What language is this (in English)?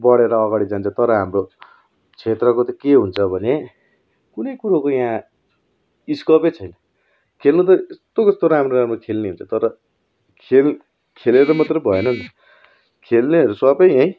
Nepali